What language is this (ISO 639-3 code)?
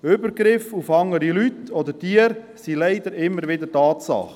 gsw